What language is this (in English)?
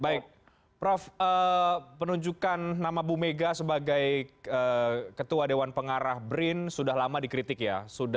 Indonesian